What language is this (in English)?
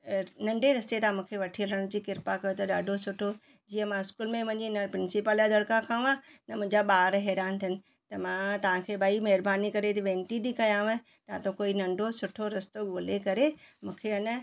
Sindhi